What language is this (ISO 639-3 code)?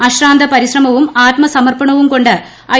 mal